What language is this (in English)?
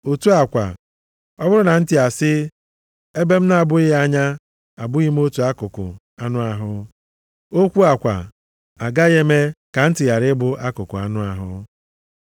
Igbo